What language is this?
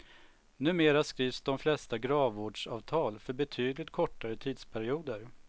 Swedish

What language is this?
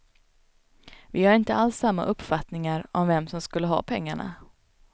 Swedish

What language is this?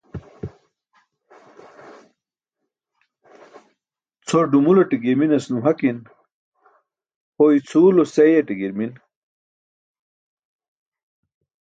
Burushaski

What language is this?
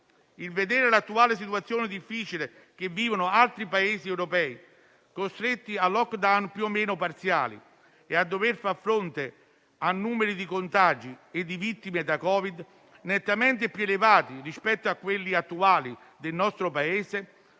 Italian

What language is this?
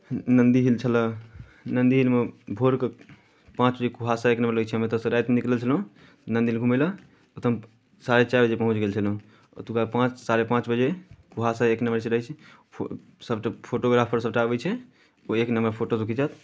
Maithili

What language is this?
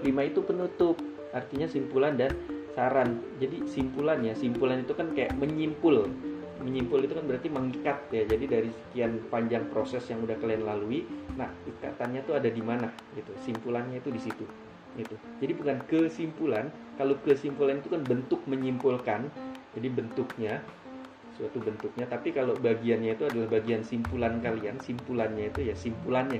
Indonesian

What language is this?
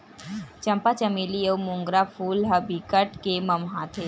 Chhattisgarhi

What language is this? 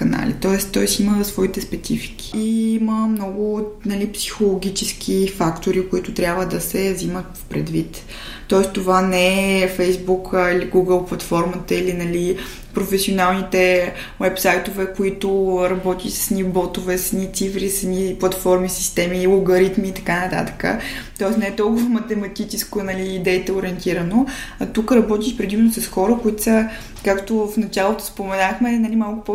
Bulgarian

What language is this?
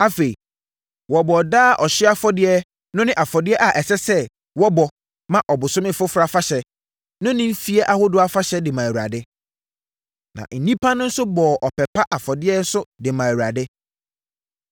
Akan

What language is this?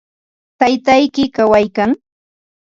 Ambo-Pasco Quechua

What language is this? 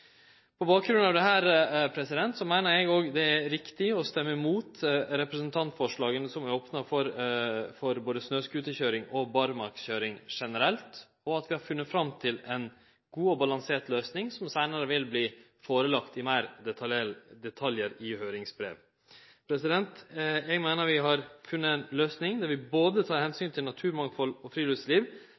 Norwegian Nynorsk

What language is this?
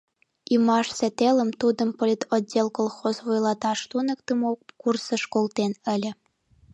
Mari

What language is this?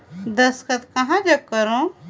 Chhattisgarhi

